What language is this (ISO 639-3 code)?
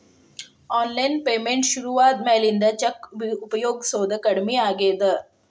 kan